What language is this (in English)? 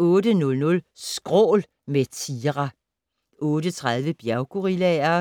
Danish